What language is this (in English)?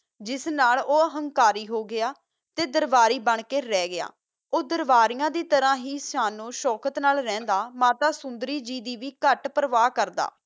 Punjabi